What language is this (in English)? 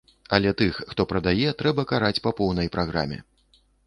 Belarusian